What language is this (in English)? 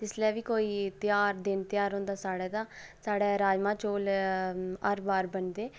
Dogri